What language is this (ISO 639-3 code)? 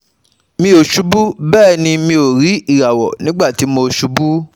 yor